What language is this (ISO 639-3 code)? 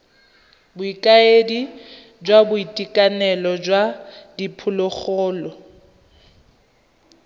tsn